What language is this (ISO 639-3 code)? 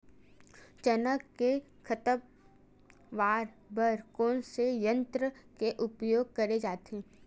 hne